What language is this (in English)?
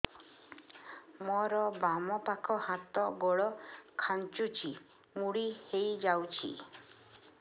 Odia